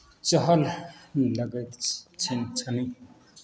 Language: Maithili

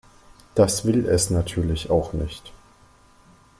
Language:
German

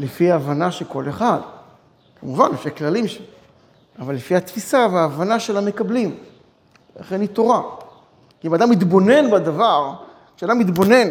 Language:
Hebrew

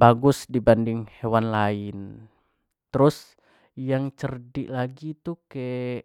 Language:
Jambi Malay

